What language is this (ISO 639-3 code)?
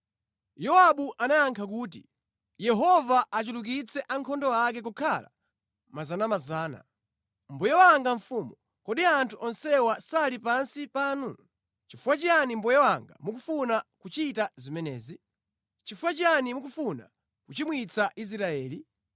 nya